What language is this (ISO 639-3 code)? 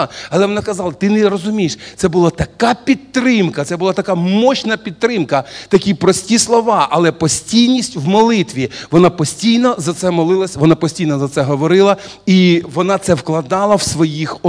rus